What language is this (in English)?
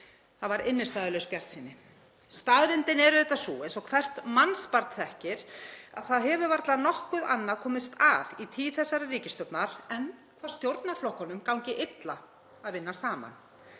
Icelandic